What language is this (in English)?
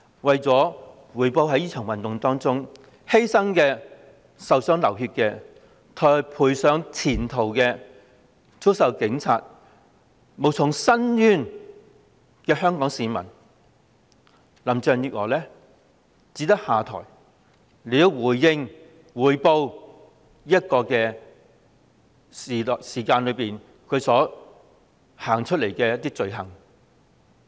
Cantonese